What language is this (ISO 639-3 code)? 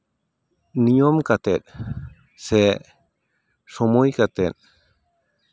sat